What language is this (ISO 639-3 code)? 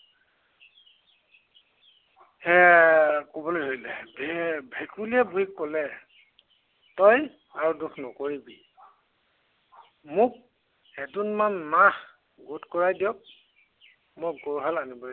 asm